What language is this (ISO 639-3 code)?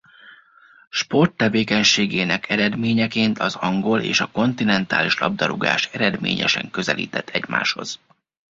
hun